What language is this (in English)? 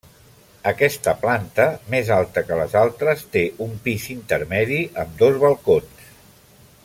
Catalan